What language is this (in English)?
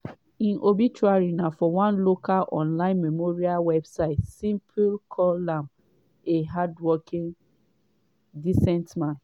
Nigerian Pidgin